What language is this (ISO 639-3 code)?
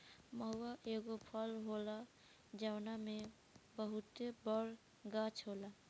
bho